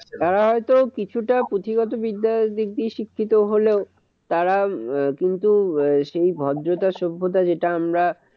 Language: Bangla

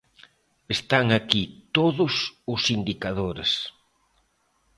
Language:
Galician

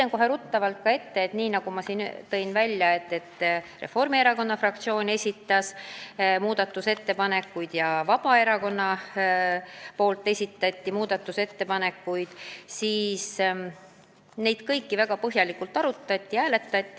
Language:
Estonian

